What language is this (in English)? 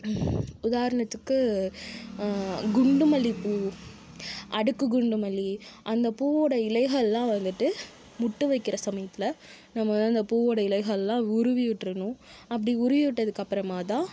Tamil